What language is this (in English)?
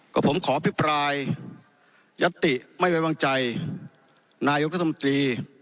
Thai